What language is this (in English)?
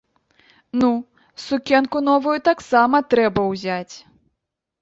Belarusian